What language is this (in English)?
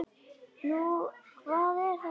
Icelandic